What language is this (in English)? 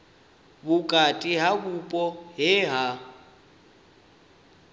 Venda